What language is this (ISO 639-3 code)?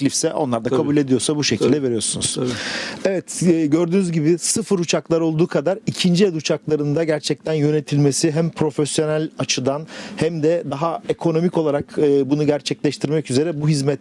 tur